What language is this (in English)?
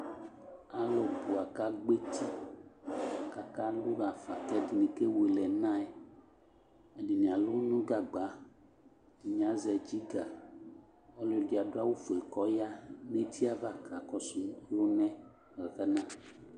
Ikposo